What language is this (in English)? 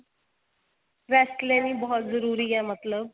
Punjabi